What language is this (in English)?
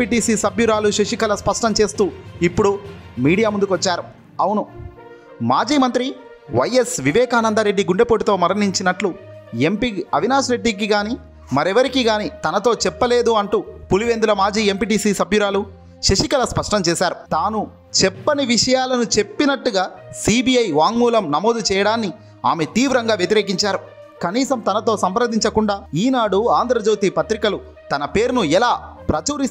Hindi